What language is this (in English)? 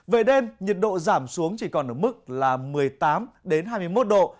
Vietnamese